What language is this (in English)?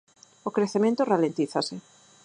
Galician